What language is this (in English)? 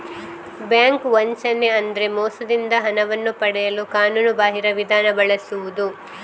Kannada